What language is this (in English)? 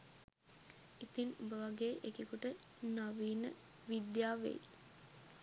Sinhala